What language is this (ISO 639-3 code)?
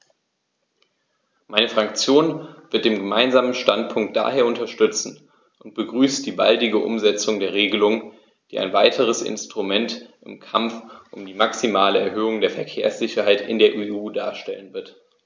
deu